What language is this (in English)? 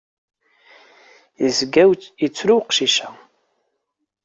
Kabyle